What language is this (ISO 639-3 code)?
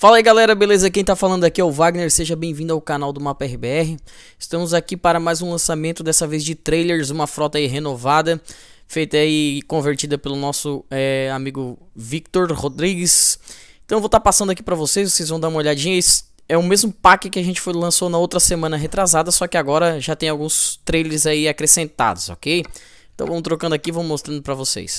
por